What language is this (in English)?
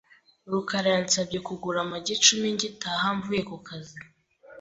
Kinyarwanda